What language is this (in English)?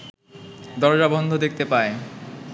Bangla